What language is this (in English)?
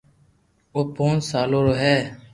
Loarki